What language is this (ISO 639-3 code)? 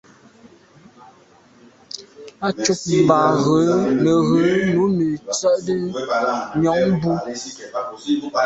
byv